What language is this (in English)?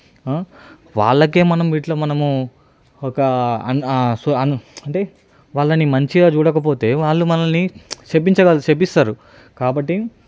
Telugu